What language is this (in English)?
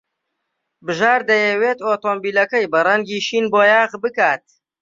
Central Kurdish